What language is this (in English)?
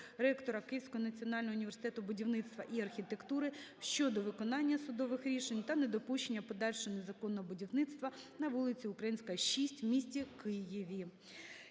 Ukrainian